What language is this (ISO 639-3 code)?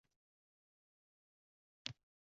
uzb